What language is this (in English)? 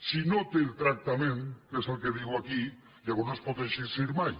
Catalan